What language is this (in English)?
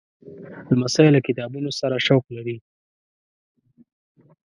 Pashto